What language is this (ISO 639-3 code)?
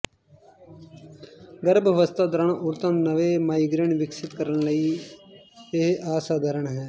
pan